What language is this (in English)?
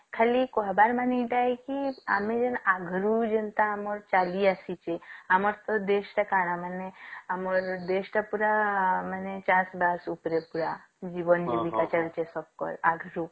Odia